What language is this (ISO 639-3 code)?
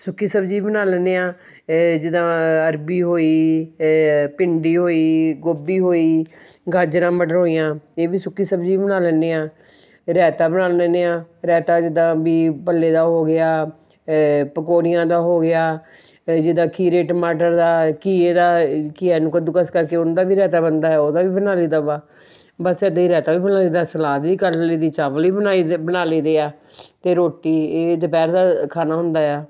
pan